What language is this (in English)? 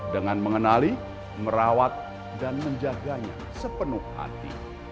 Indonesian